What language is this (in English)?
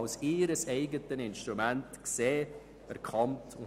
Swiss German